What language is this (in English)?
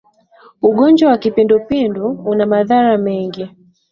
Swahili